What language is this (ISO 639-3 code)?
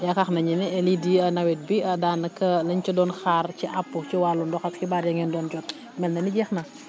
wol